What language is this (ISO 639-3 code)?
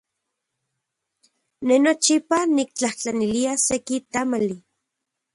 ncx